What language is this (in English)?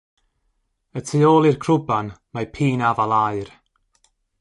Welsh